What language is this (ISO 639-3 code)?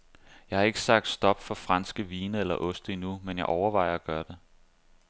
dan